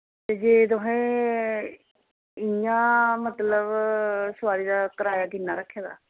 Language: Dogri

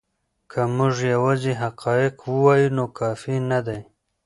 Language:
Pashto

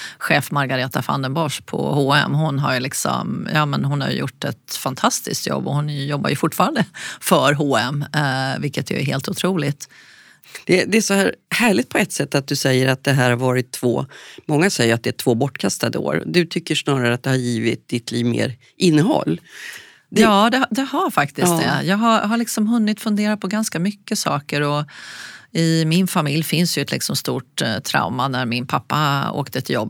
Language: Swedish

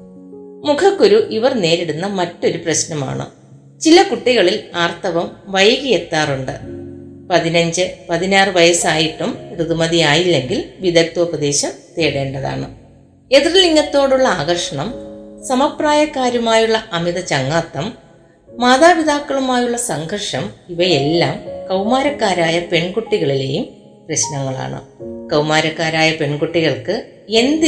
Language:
Malayalam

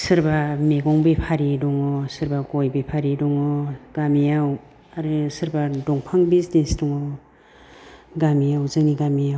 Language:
Bodo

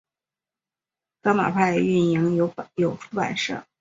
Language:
Chinese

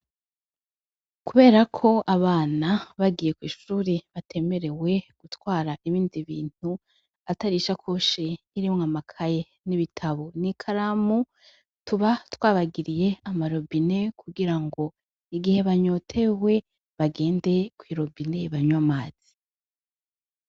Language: Rundi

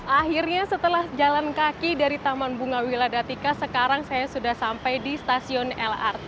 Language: Indonesian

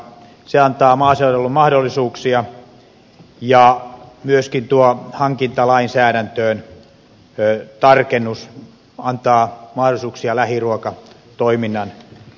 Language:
Finnish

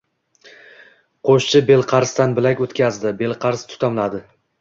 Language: Uzbek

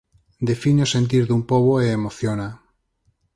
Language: Galician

